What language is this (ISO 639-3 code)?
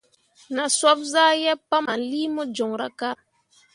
mua